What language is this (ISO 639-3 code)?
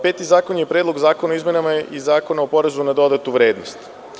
srp